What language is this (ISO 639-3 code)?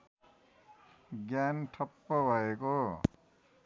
nep